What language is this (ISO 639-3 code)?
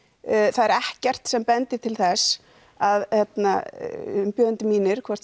isl